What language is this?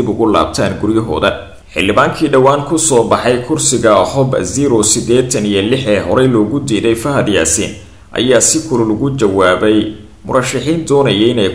Arabic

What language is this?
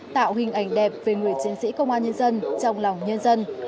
Vietnamese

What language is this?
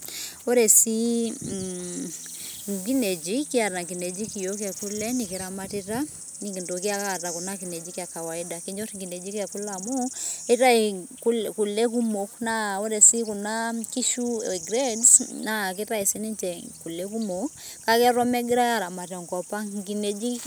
Masai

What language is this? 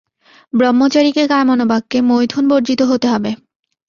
Bangla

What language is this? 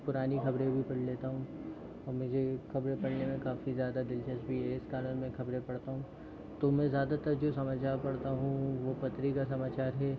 Hindi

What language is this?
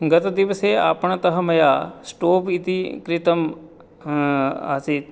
Sanskrit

